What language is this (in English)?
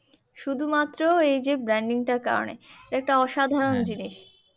Bangla